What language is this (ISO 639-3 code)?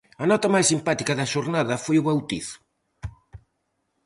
glg